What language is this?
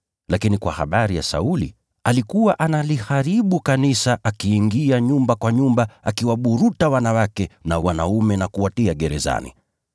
Swahili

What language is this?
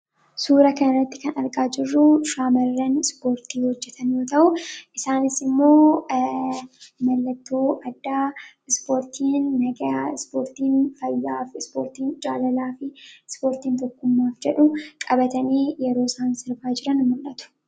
Oromo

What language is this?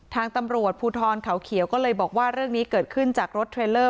Thai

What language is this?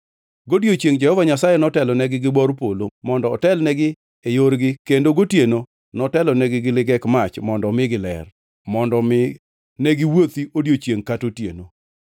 Luo (Kenya and Tanzania)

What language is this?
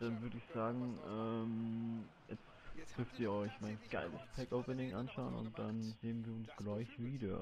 German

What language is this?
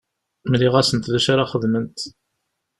Kabyle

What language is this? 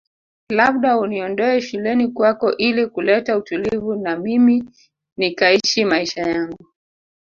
Swahili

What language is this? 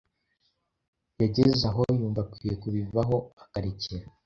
Kinyarwanda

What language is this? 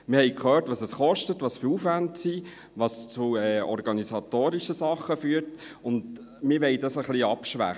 Swiss German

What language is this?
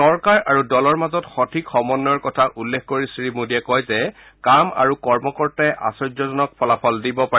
Assamese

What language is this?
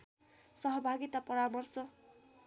Nepali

